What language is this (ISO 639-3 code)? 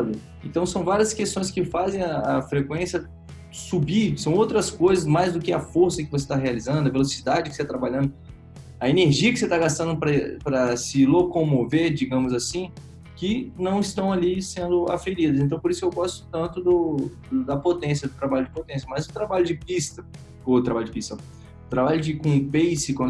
por